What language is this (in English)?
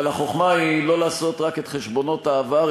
Hebrew